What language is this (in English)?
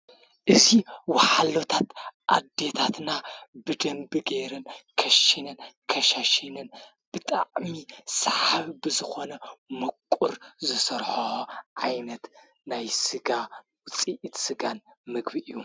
Tigrinya